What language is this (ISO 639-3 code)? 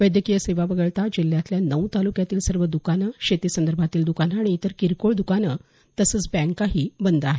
mar